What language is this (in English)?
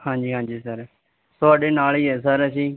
Punjabi